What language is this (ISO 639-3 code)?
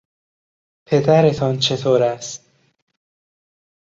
fas